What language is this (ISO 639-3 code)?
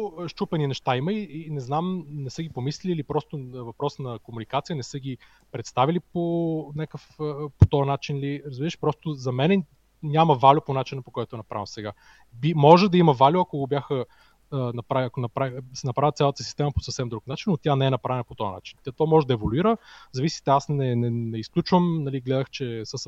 bul